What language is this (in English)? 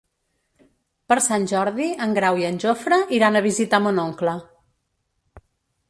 Catalan